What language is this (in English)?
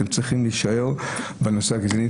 Hebrew